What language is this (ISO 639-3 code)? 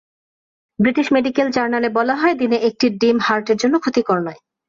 ben